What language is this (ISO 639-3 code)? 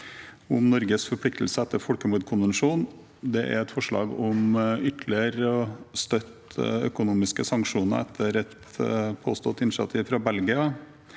nor